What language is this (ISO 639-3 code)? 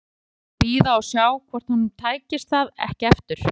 isl